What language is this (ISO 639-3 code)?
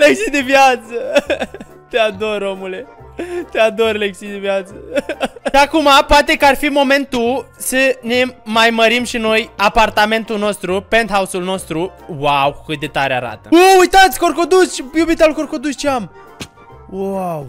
ron